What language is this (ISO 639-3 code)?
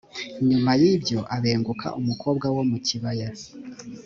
kin